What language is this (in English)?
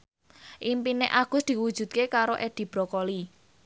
Javanese